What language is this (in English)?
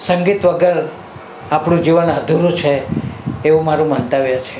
Gujarati